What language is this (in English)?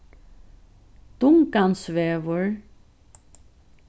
Faroese